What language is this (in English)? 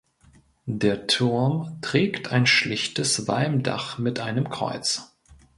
German